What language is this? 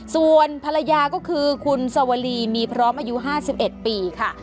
Thai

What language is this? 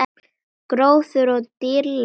Icelandic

